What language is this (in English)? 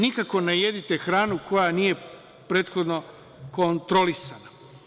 Serbian